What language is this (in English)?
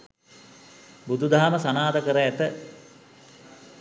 Sinhala